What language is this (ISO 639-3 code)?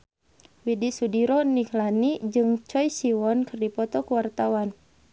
sun